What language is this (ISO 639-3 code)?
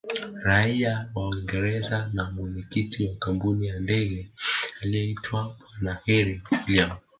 swa